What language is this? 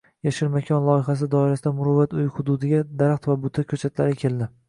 Uzbek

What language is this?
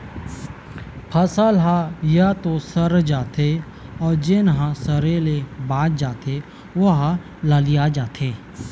Chhattisgarhi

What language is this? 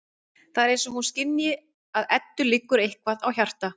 Icelandic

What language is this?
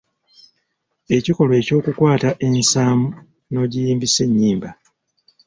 Ganda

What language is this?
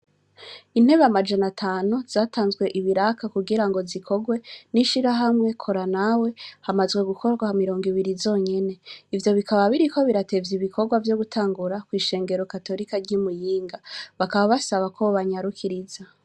Rundi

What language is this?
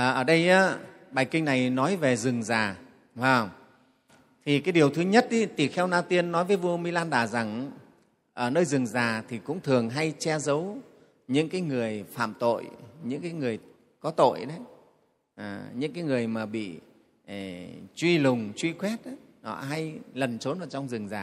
Vietnamese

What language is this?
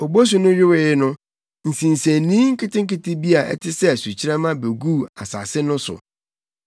Akan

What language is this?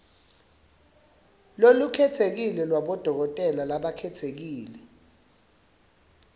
Swati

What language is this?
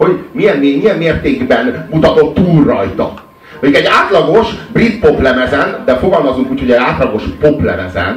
Hungarian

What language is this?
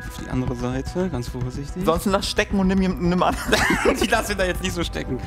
German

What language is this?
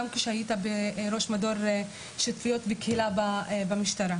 Hebrew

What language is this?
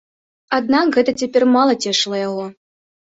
Belarusian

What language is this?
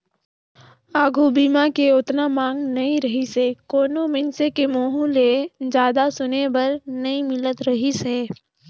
Chhattisgarhi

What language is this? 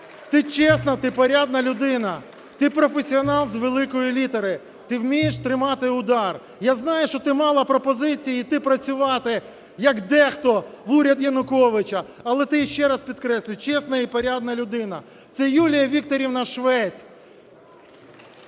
Ukrainian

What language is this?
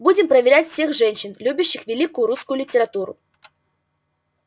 Russian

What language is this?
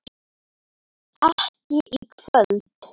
Icelandic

